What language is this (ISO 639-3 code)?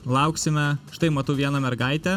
lit